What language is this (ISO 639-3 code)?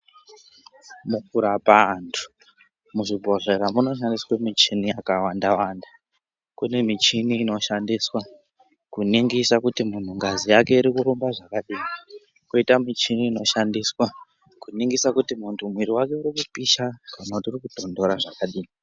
ndc